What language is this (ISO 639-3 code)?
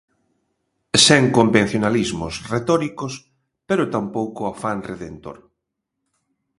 glg